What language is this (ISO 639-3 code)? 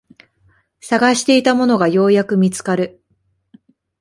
jpn